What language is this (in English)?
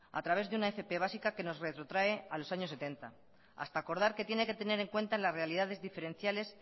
Spanish